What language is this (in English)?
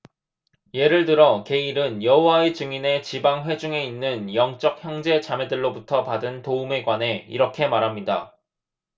Korean